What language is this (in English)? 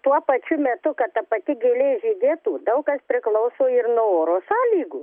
Lithuanian